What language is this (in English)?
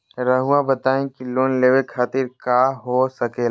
Magahi